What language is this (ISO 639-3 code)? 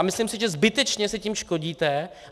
ces